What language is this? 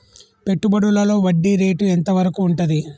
Telugu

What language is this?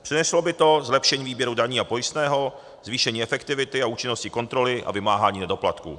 Czech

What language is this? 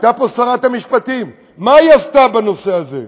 Hebrew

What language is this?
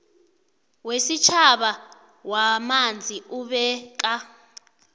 South Ndebele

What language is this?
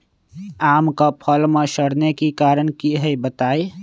Magahi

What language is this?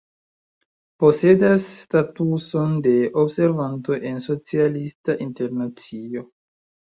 Esperanto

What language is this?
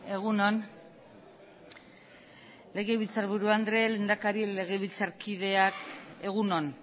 Basque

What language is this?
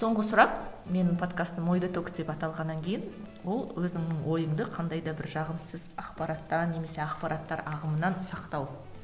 Kazakh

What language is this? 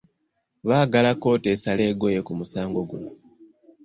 Ganda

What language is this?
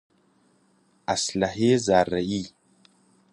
Persian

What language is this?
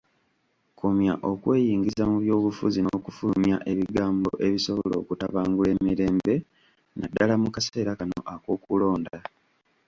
Ganda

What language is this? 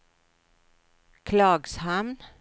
Swedish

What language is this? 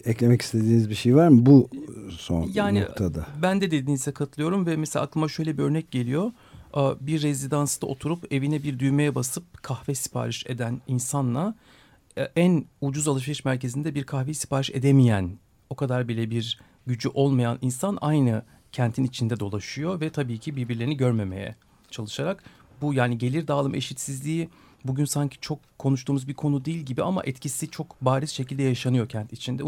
Turkish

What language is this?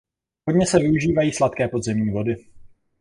Czech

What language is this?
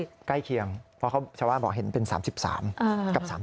Thai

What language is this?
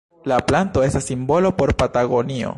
Esperanto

